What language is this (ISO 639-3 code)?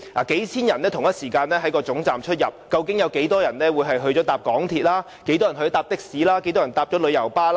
yue